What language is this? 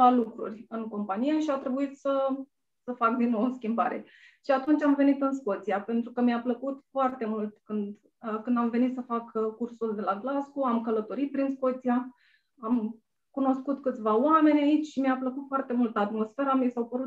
Romanian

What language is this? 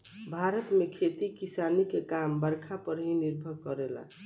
Bhojpuri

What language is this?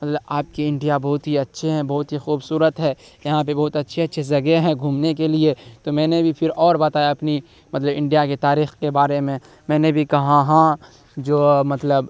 Urdu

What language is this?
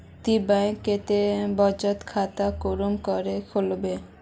Magahi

